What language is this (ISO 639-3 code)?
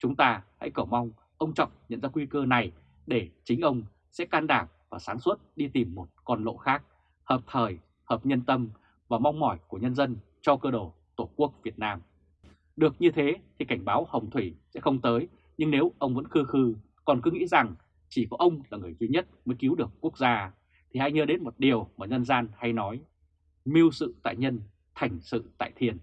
vie